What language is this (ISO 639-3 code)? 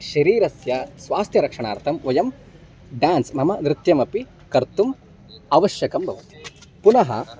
san